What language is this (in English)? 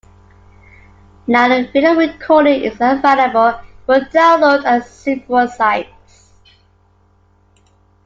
English